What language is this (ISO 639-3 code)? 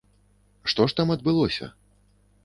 bel